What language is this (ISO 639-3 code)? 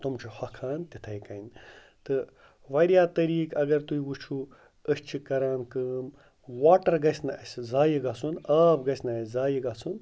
kas